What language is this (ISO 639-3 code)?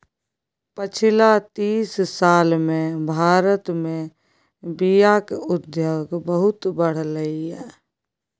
mai